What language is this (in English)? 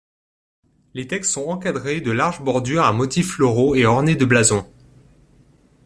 French